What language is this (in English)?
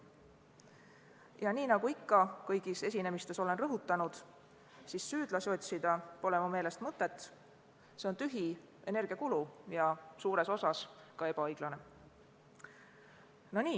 Estonian